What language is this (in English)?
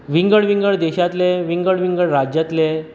Konkani